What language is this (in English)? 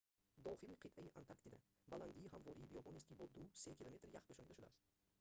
Tajik